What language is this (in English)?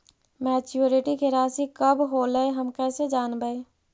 Magahi